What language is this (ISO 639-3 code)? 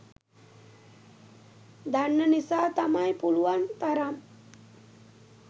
sin